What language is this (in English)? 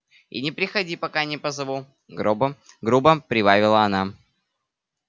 Russian